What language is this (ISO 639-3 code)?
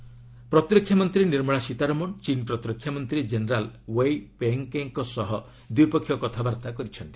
ori